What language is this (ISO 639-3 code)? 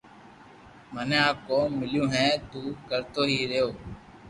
lrk